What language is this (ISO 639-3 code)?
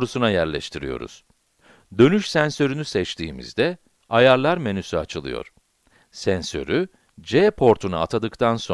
tur